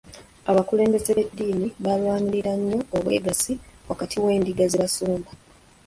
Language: Ganda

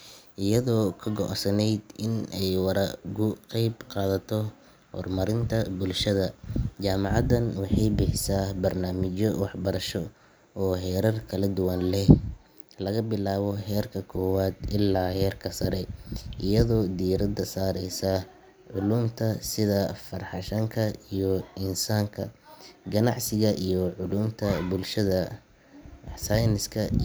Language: Somali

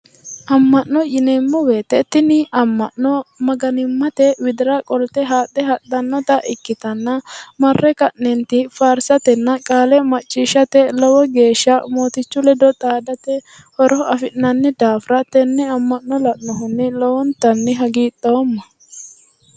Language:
Sidamo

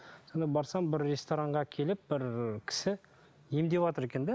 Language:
Kazakh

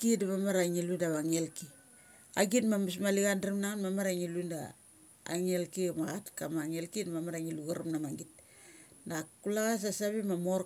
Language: Mali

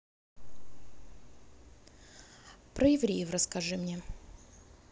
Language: Russian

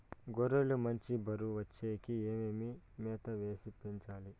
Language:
Telugu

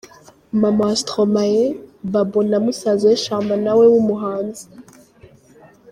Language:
Kinyarwanda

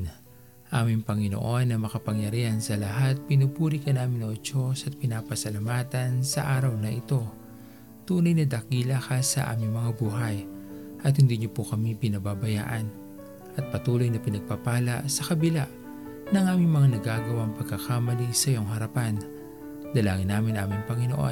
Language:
Filipino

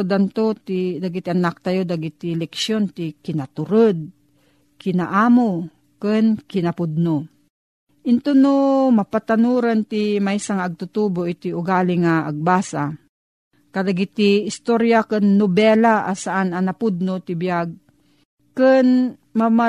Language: Filipino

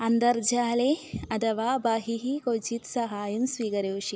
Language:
Sanskrit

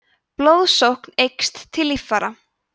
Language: Icelandic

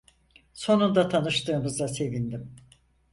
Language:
Turkish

